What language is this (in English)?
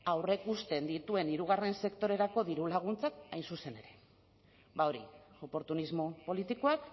Basque